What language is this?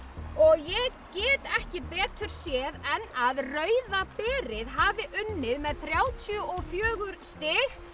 Icelandic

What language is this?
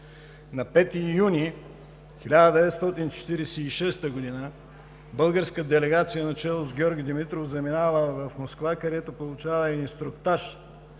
Bulgarian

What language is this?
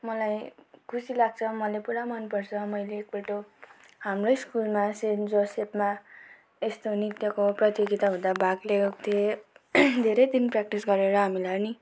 Nepali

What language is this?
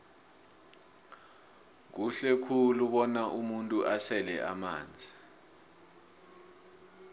South Ndebele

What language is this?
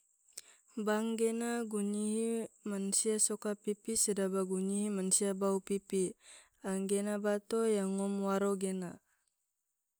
Tidore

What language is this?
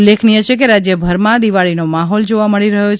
Gujarati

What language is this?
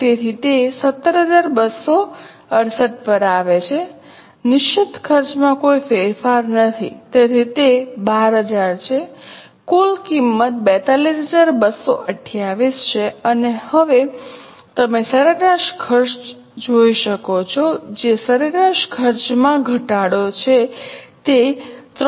Gujarati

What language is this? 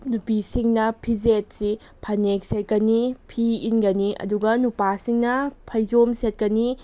Manipuri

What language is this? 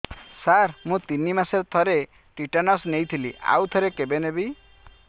Odia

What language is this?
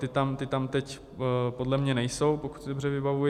Czech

